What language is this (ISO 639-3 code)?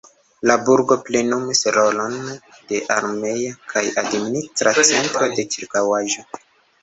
epo